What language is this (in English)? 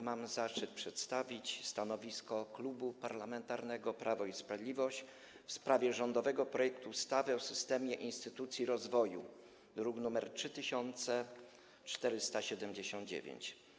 Polish